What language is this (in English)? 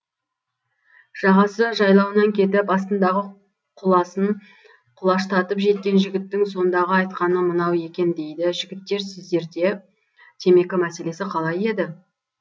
Kazakh